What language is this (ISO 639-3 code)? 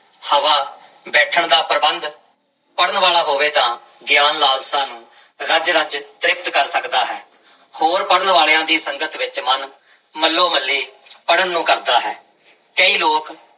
pan